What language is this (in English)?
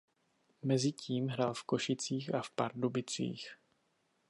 Czech